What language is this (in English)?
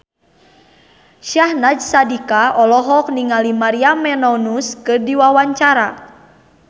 Sundanese